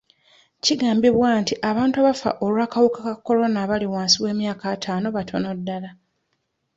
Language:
Ganda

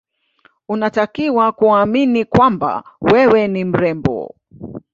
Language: Swahili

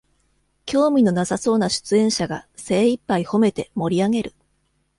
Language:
Japanese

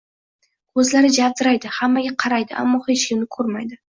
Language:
Uzbek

